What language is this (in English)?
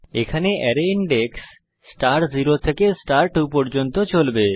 Bangla